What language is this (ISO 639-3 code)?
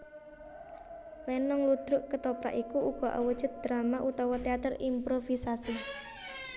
jav